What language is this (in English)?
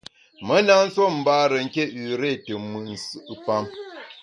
Bamun